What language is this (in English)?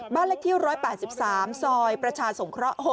Thai